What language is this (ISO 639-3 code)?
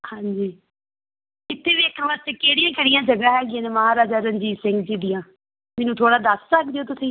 pan